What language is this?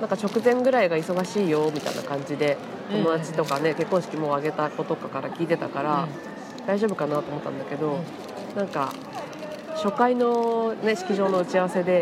Japanese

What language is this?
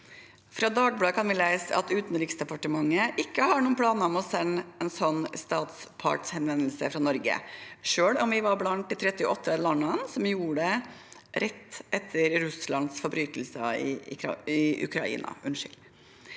Norwegian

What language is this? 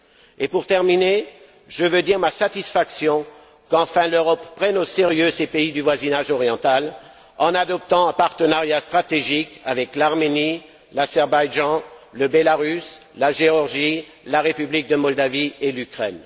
French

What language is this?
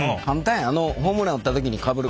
Japanese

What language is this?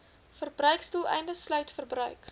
Afrikaans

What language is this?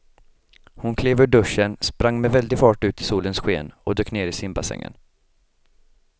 Swedish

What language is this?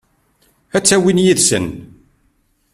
Kabyle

